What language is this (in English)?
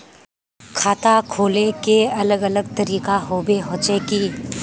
Magahi